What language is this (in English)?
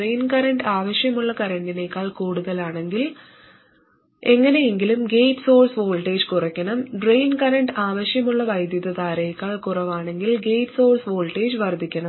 Malayalam